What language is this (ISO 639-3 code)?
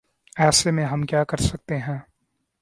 urd